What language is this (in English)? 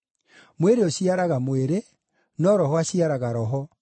Kikuyu